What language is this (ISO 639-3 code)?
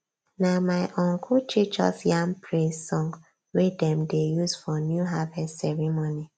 pcm